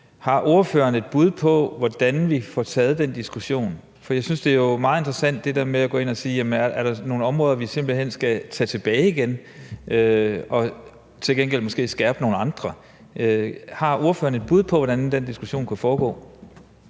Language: Danish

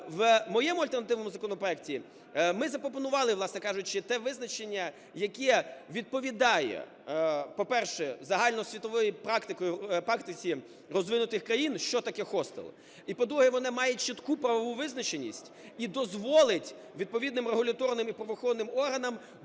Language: Ukrainian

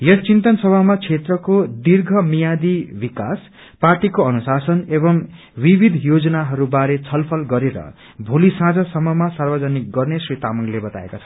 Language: Nepali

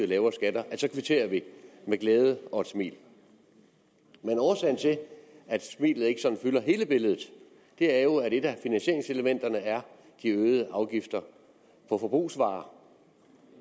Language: Danish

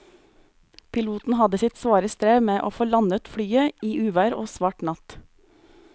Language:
Norwegian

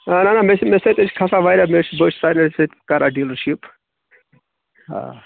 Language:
Kashmiri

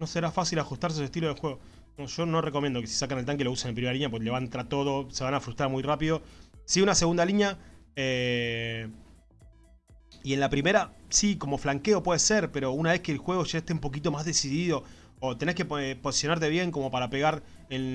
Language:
Spanish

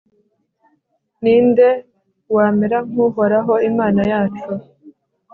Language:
Kinyarwanda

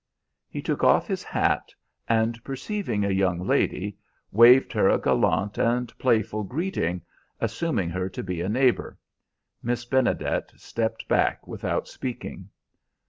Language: English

